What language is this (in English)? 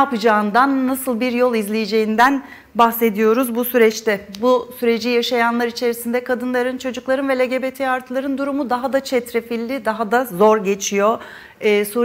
Turkish